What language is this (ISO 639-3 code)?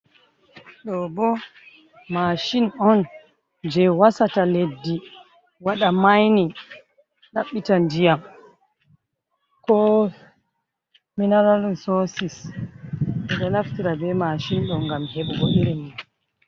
ful